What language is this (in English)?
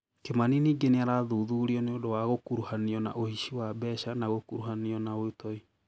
Kikuyu